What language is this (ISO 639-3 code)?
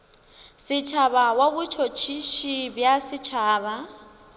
nso